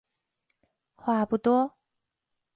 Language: Chinese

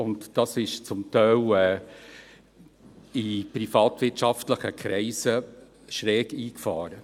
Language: Swiss German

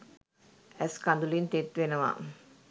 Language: Sinhala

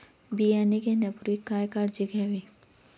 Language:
Marathi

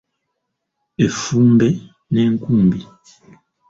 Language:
Ganda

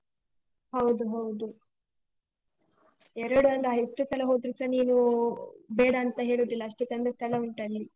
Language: Kannada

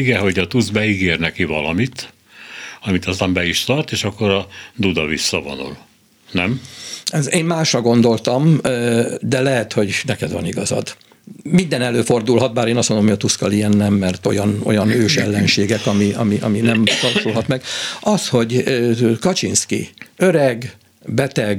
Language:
Hungarian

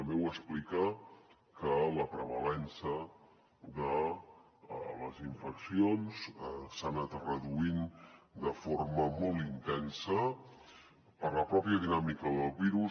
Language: Catalan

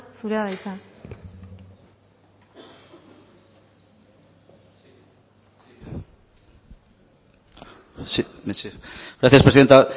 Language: Basque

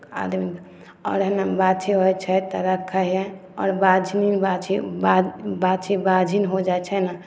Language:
Maithili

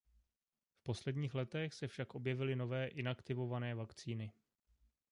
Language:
Czech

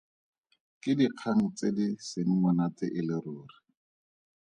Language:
Tswana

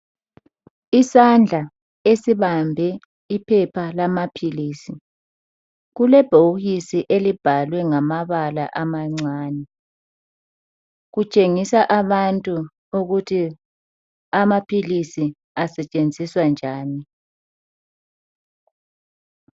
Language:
North Ndebele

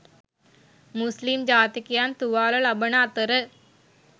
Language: Sinhala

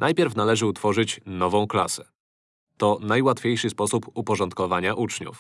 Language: Polish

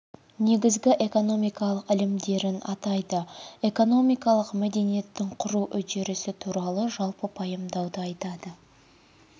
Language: Kazakh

